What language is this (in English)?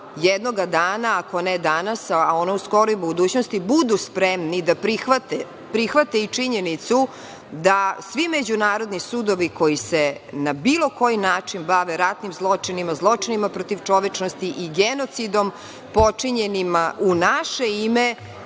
Serbian